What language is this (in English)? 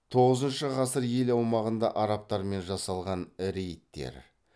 Kazakh